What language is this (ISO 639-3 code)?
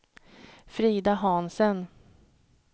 swe